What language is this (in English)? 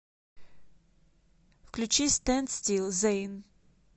Russian